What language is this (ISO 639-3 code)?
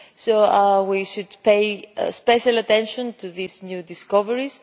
eng